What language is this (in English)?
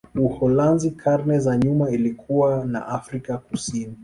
Swahili